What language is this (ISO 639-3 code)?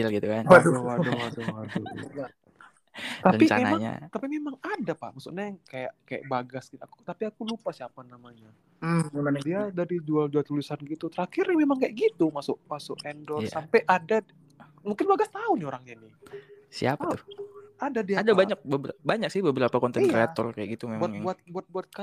ind